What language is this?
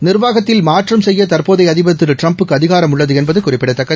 Tamil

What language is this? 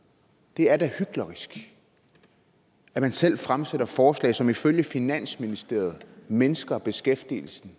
Danish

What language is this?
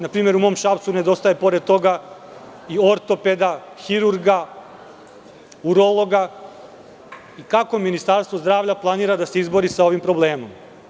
Serbian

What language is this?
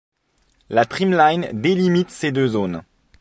French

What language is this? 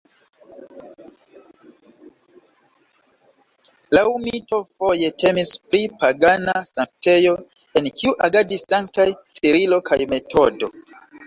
Esperanto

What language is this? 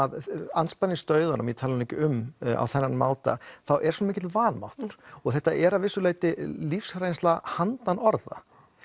Icelandic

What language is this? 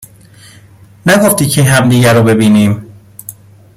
Persian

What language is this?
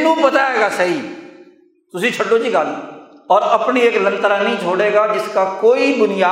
Urdu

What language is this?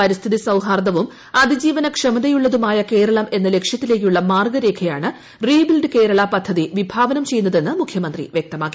Malayalam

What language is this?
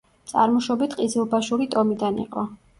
Georgian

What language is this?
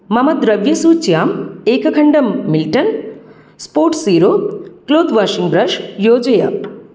Sanskrit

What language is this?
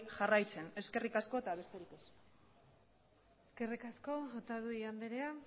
Basque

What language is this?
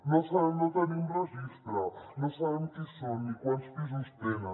Catalan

